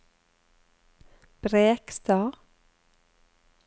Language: Norwegian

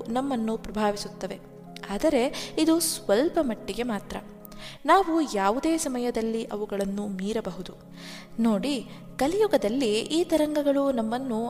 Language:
Kannada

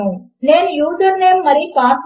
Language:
Telugu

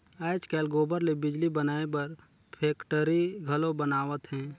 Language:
Chhattisgarhi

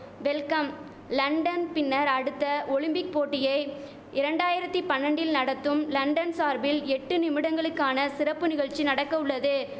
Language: Tamil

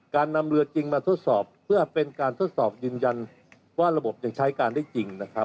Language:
Thai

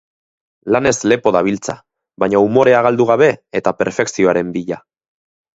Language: Basque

